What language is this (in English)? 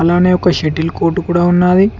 Telugu